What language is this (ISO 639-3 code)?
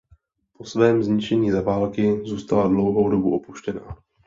ces